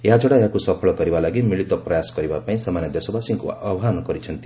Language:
Odia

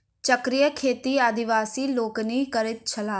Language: Maithili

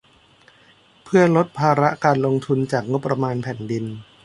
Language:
Thai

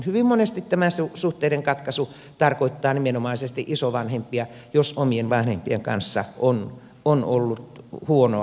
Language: Finnish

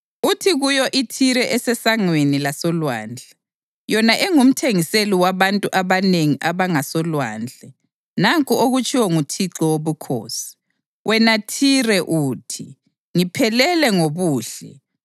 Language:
North Ndebele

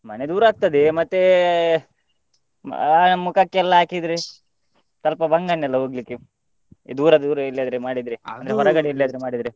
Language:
Kannada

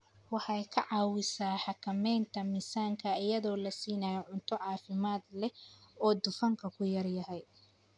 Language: Somali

